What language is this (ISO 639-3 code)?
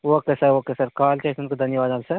tel